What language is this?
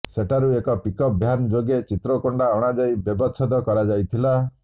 Odia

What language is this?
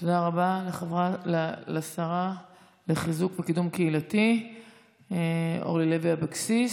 Hebrew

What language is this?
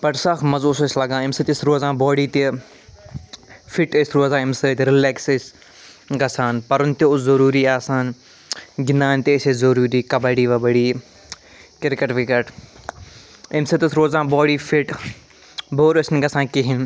Kashmiri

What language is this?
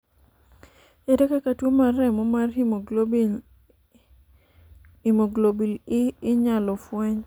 Luo (Kenya and Tanzania)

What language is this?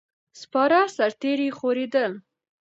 Pashto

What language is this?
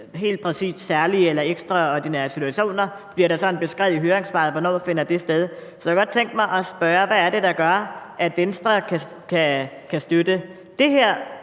Danish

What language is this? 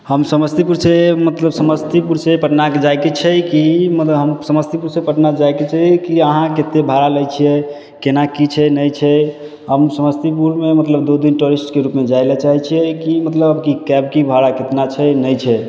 Maithili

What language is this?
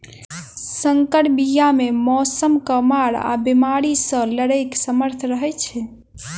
Maithili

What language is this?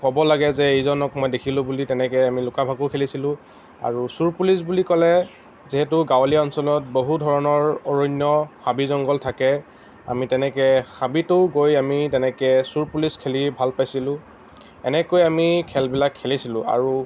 Assamese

